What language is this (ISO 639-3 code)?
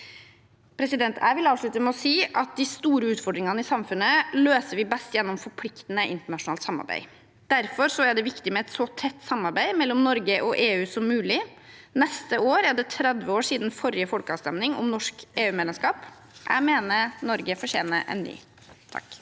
nor